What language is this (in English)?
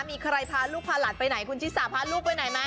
Thai